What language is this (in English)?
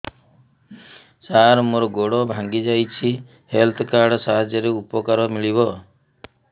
Odia